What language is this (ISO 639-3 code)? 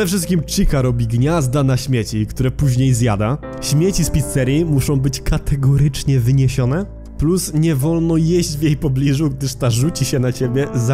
pol